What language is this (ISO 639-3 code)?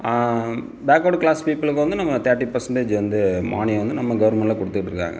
tam